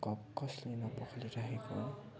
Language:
Nepali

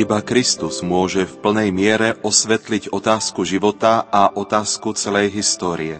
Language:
Slovak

